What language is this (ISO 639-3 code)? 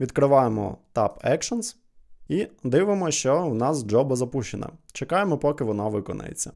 ukr